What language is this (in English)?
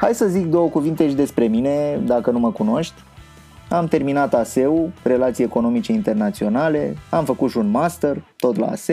Romanian